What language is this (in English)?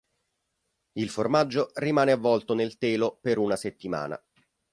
Italian